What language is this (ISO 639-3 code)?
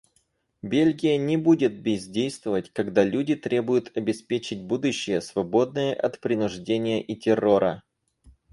rus